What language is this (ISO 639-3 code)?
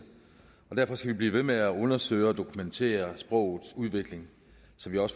dan